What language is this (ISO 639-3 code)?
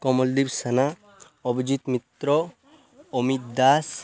ori